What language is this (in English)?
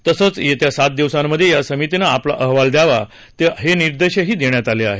Marathi